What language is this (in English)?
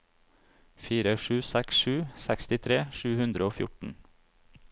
Norwegian